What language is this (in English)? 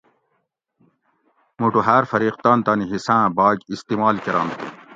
Gawri